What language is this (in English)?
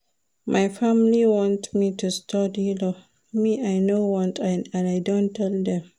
Nigerian Pidgin